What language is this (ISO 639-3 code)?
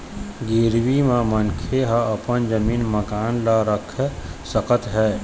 hne